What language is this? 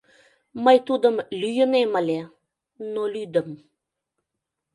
Mari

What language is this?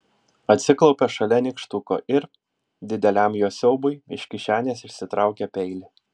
Lithuanian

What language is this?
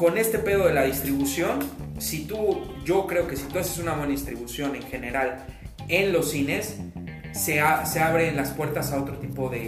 Spanish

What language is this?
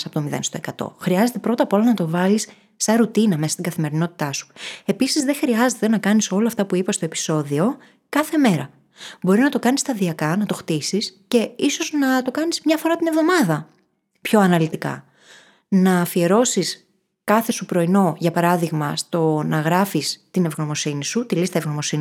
Greek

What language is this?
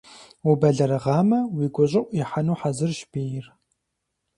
Kabardian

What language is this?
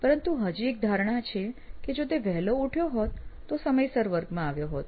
Gujarati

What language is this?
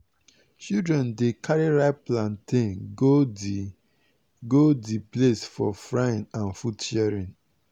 Nigerian Pidgin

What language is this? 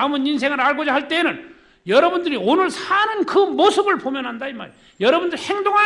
Korean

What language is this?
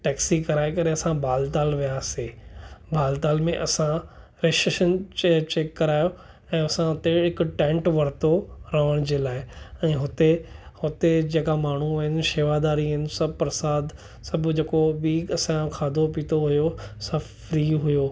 Sindhi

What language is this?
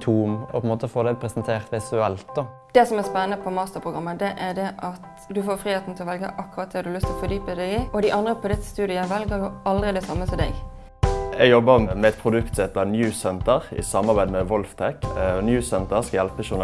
Norwegian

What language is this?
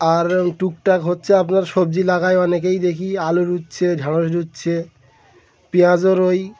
Bangla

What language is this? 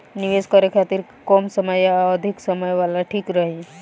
Bhojpuri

